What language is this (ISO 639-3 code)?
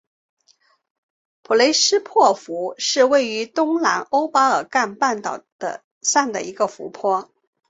zho